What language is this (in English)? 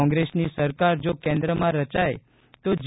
Gujarati